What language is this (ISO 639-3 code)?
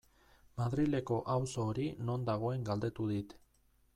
eus